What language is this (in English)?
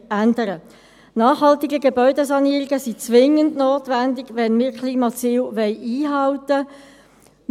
Swiss German